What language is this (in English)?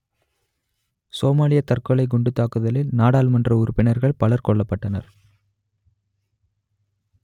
Tamil